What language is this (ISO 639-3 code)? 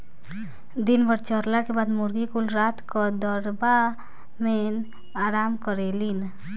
bho